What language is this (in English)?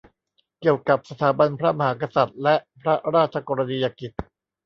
Thai